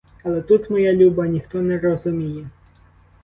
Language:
Ukrainian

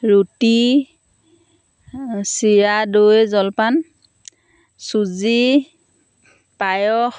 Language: Assamese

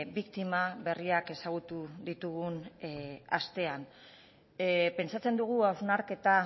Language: Basque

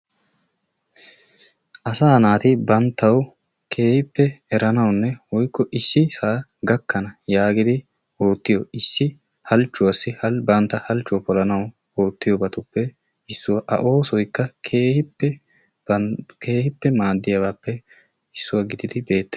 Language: Wolaytta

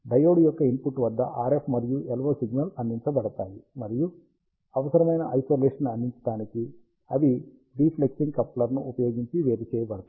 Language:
Telugu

